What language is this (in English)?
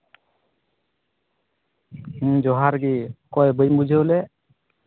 Santali